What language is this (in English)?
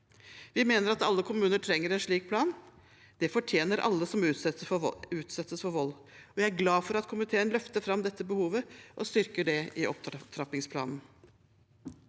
Norwegian